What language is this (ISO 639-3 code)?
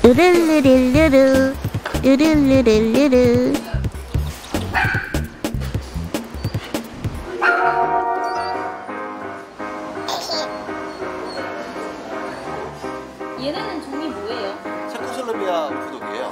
kor